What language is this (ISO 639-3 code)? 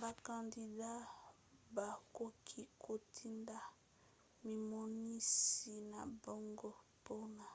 lin